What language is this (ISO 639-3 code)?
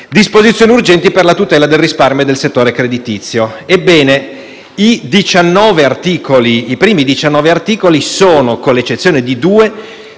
ita